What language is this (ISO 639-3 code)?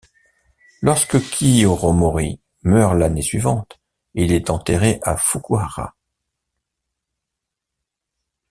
fra